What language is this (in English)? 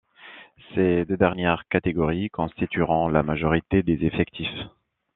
French